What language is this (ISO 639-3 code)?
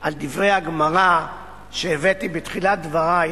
heb